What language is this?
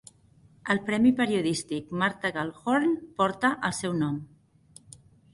Catalan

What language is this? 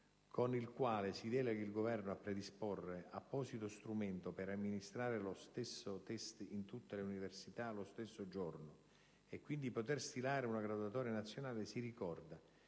Italian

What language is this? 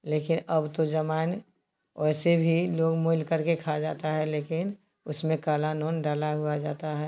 Hindi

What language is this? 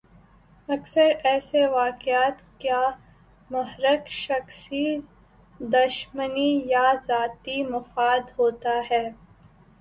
Urdu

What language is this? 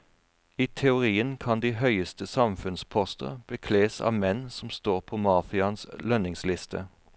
Norwegian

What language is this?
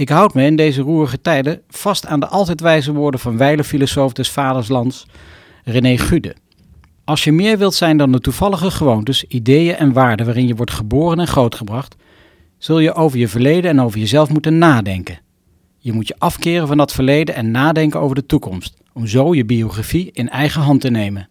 Dutch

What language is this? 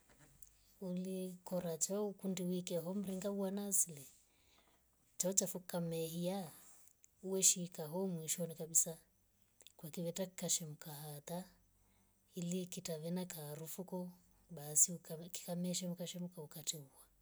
Rombo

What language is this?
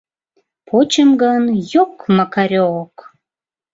Mari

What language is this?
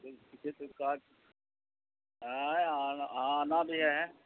Urdu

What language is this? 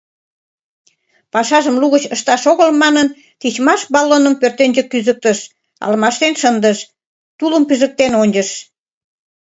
Mari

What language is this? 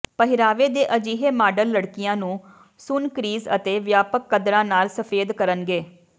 Punjabi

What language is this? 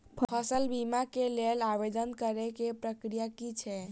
Maithili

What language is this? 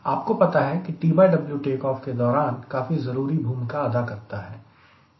Hindi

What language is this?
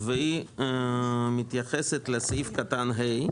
Hebrew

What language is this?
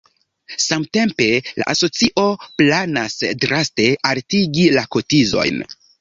Esperanto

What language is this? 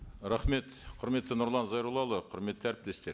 Kazakh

